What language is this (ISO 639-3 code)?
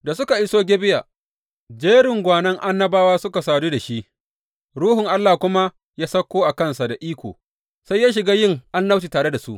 hau